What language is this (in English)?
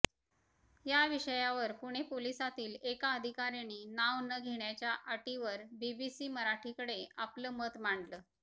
Marathi